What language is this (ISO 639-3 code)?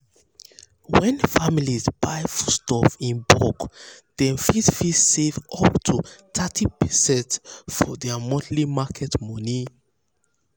pcm